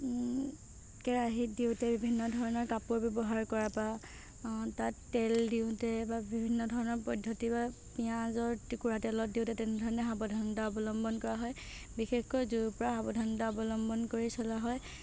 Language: Assamese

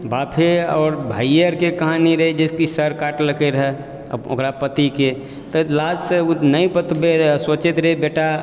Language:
Maithili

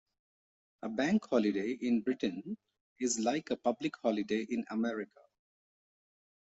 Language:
English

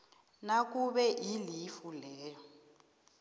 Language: South Ndebele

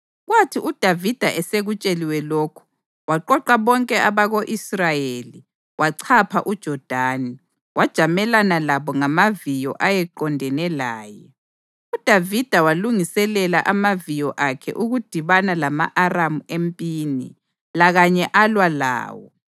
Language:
North Ndebele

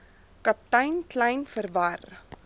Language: Afrikaans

